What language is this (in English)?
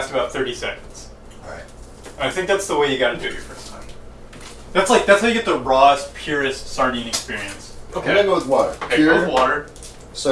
English